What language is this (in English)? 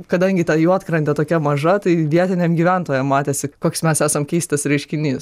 Lithuanian